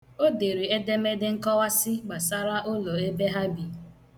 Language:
Igbo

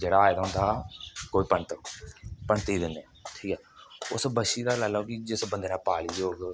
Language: Dogri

